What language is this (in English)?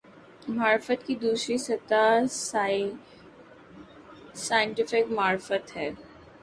Urdu